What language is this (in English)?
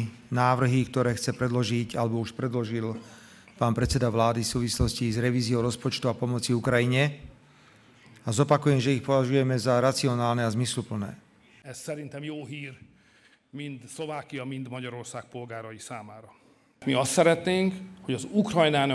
Hungarian